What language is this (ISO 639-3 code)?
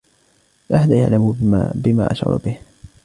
ara